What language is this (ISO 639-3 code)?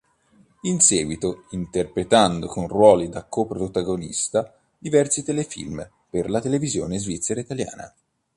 ita